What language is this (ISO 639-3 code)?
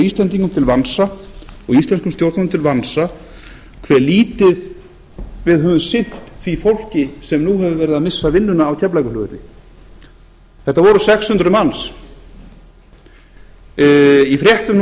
isl